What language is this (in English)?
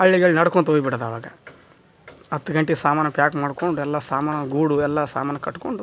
Kannada